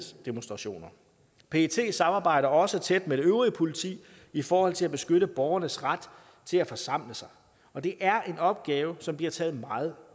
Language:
Danish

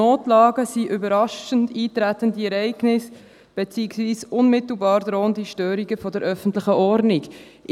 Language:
Swiss German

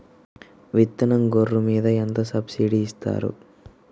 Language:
Telugu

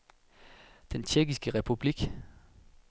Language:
Danish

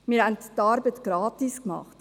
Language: Swiss German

